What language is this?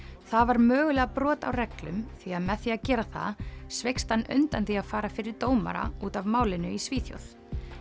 Icelandic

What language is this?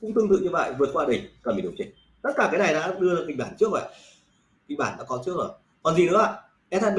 Vietnamese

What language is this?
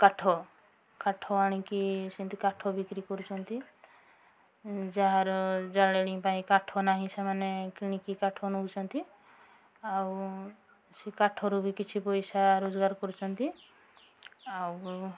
Odia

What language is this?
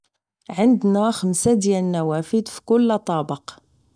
Moroccan Arabic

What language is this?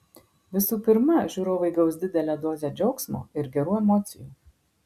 Lithuanian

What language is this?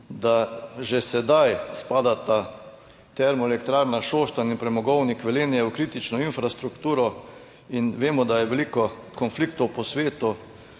Slovenian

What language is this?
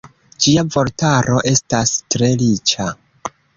Esperanto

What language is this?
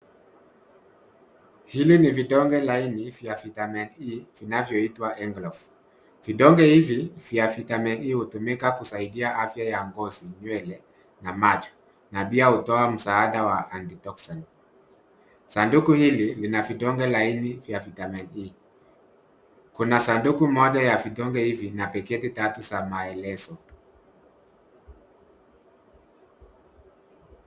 Swahili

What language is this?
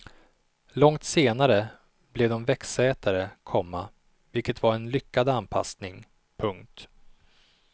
Swedish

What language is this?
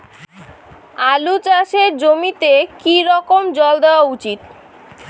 Bangla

